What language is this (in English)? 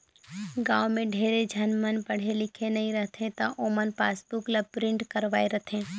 Chhattisgarhi